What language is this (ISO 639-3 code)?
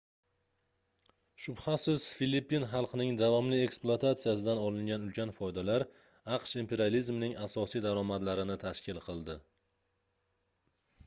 uzb